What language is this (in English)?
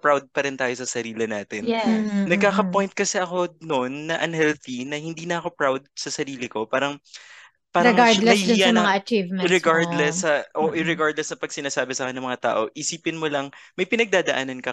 Filipino